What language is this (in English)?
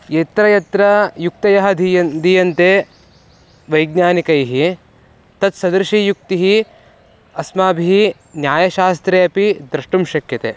Sanskrit